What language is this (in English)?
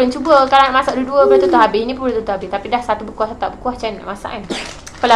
Malay